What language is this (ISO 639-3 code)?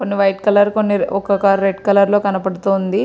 tel